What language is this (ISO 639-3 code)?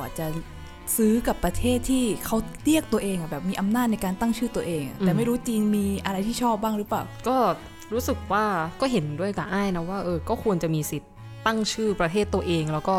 tha